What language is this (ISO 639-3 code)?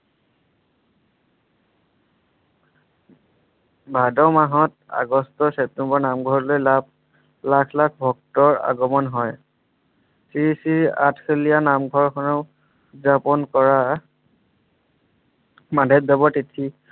asm